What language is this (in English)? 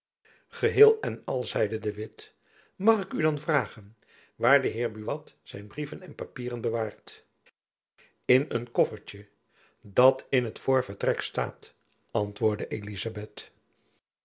Dutch